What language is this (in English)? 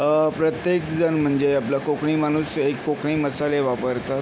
Marathi